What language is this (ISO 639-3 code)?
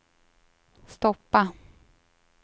swe